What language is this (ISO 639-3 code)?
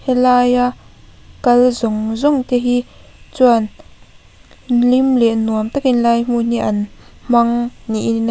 lus